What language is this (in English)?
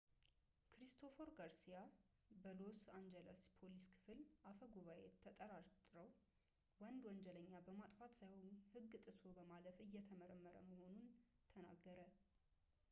Amharic